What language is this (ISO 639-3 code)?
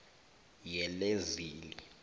nbl